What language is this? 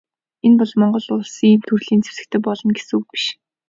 Mongolian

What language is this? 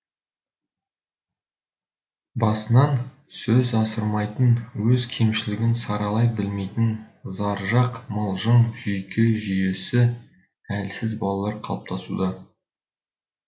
Kazakh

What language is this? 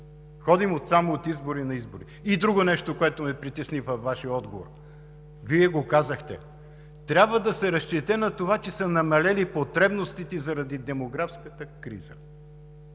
Bulgarian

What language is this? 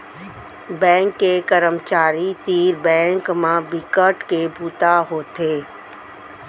Chhattisgarhi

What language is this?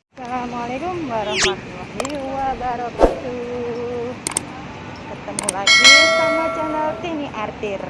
Indonesian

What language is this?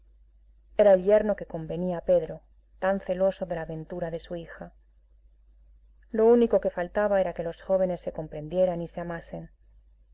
Spanish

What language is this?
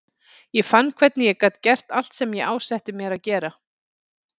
Icelandic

